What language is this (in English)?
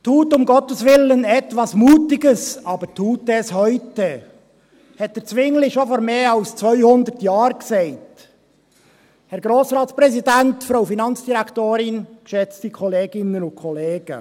Swiss German